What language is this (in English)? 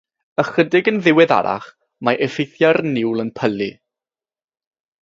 Welsh